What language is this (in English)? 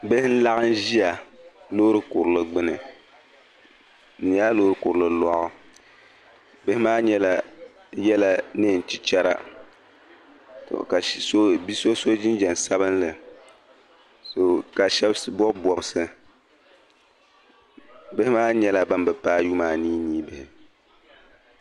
Dagbani